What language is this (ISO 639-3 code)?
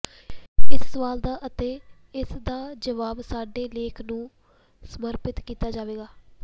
pan